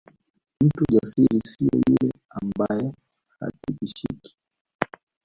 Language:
Swahili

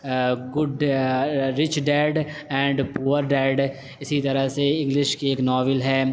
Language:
Urdu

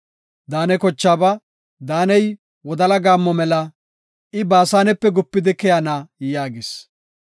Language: Gofa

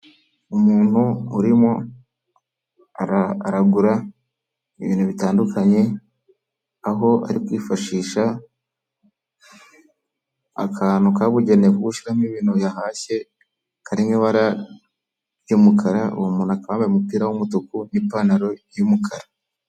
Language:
Kinyarwanda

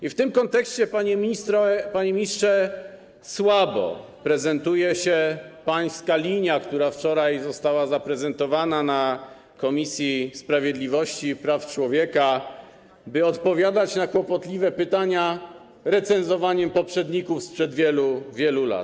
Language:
Polish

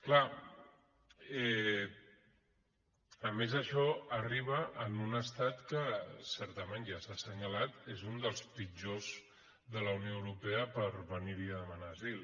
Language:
Catalan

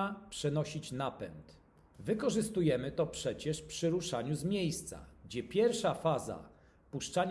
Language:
Polish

